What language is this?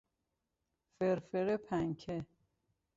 Persian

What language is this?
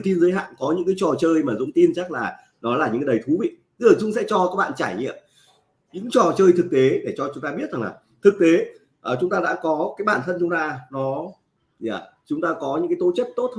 Vietnamese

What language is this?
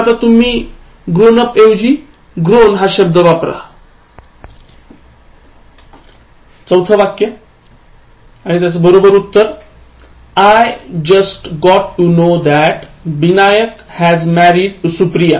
Marathi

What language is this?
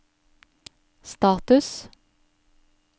Norwegian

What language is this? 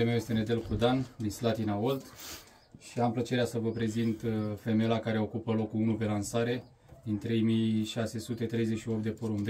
Romanian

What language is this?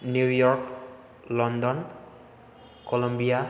Bodo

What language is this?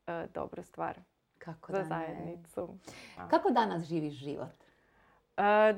Croatian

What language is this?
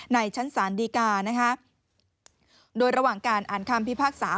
Thai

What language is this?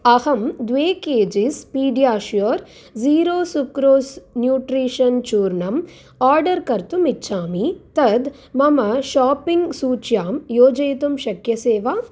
Sanskrit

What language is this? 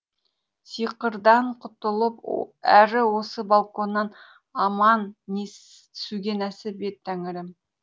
Kazakh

